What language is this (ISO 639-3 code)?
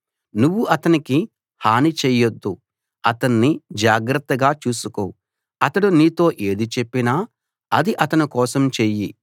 tel